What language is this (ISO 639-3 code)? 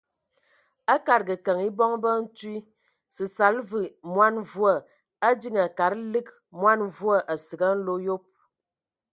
ewo